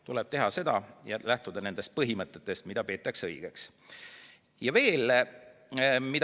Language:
Estonian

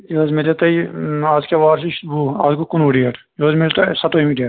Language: Kashmiri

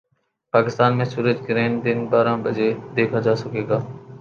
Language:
Urdu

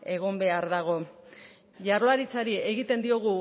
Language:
Basque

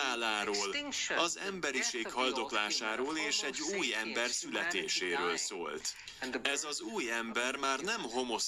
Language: Hungarian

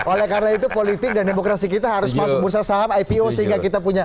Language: Indonesian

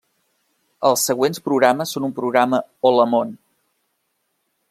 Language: Catalan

